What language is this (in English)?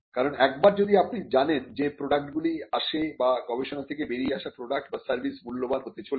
Bangla